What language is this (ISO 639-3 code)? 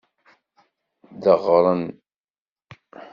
kab